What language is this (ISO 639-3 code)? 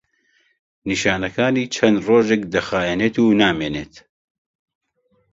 ckb